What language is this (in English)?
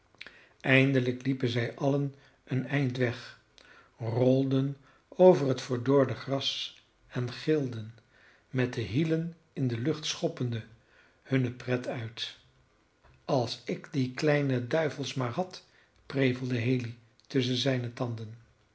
Dutch